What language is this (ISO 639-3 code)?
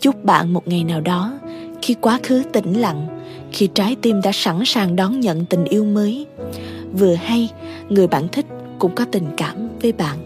vie